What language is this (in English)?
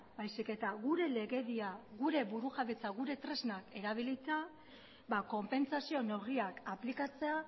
Basque